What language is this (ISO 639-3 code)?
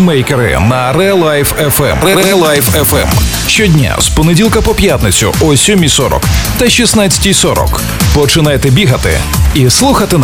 ukr